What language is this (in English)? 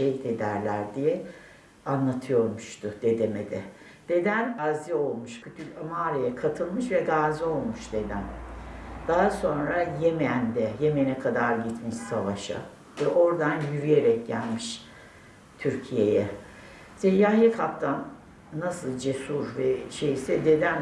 Turkish